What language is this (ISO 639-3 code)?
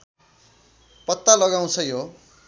nep